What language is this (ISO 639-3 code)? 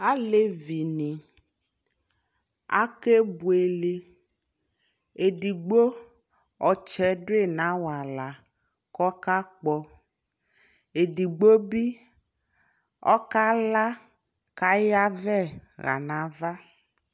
kpo